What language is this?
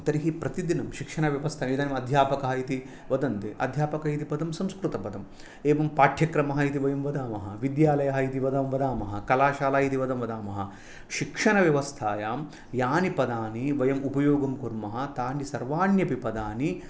Sanskrit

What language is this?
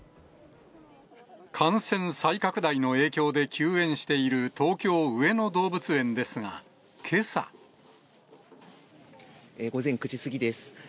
Japanese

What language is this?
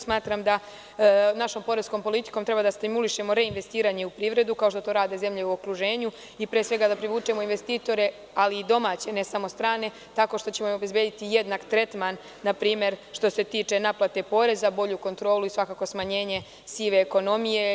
Serbian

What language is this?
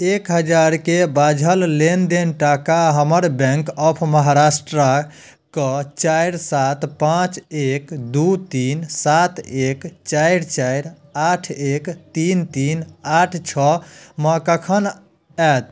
Maithili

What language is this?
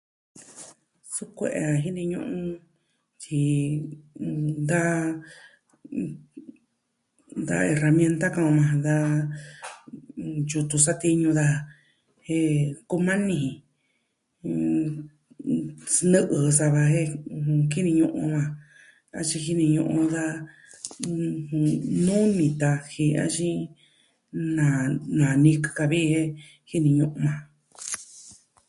Southwestern Tlaxiaco Mixtec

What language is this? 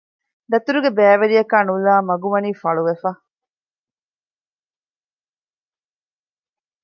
Divehi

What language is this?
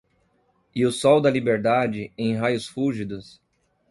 Portuguese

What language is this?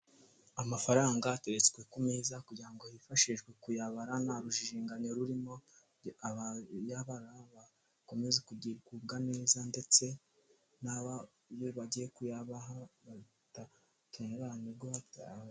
Kinyarwanda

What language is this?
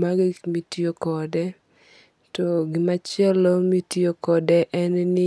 Luo (Kenya and Tanzania)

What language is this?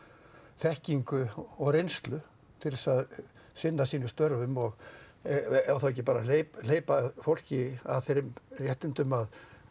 Icelandic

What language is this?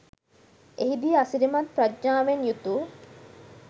Sinhala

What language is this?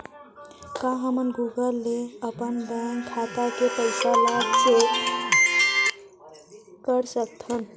Chhattisgarhi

